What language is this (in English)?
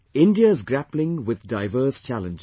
English